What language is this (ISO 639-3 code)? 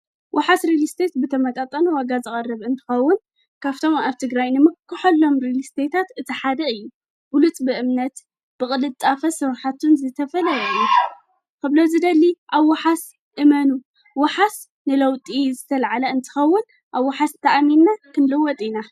tir